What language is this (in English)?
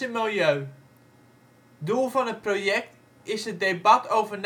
Dutch